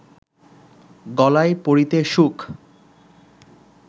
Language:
Bangla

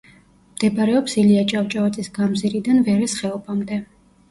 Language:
Georgian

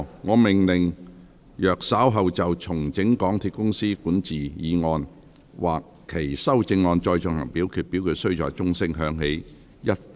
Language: Cantonese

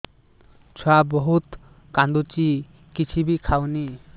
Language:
Odia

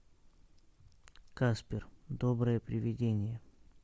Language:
Russian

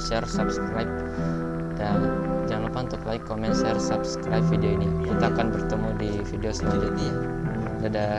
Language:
Indonesian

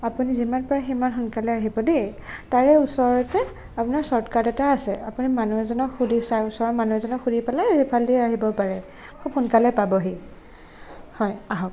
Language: Assamese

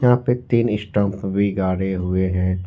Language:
Hindi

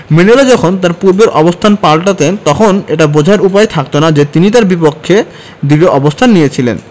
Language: Bangla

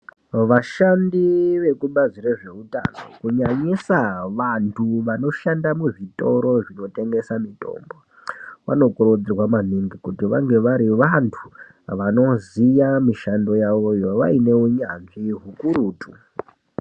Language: Ndau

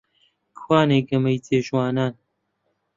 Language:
Central Kurdish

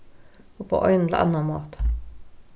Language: Faroese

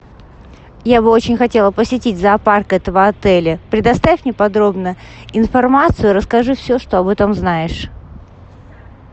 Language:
Russian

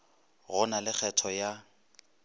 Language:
Northern Sotho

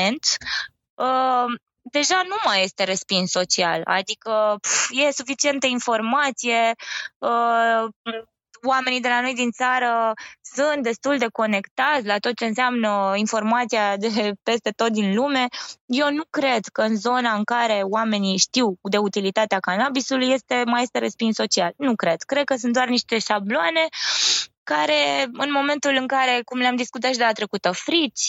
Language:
Romanian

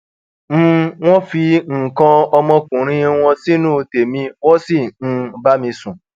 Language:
Yoruba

